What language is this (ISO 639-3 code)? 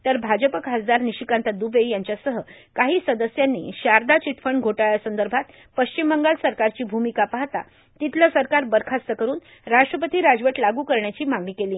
mar